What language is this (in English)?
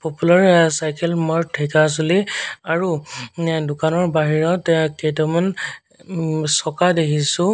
Assamese